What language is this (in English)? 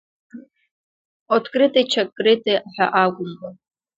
Abkhazian